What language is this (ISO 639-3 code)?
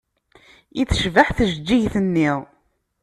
kab